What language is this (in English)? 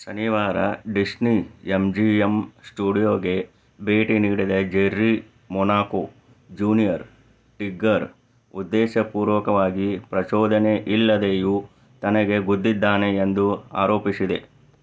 Kannada